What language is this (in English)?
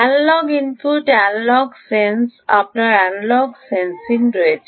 Bangla